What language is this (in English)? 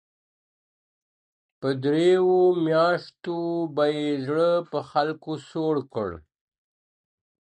Pashto